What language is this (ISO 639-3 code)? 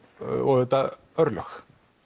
isl